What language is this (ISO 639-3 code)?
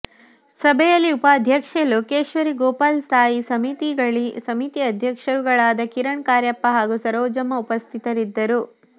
kan